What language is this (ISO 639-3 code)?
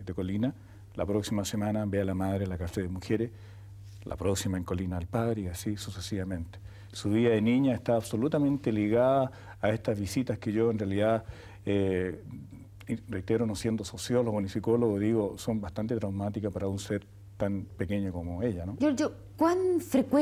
spa